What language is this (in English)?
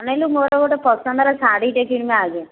Odia